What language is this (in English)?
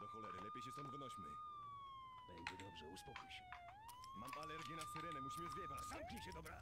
Polish